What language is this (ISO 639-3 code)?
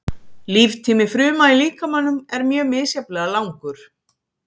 isl